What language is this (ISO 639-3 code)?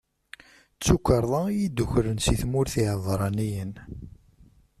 kab